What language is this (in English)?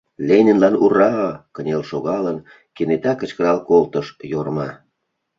Mari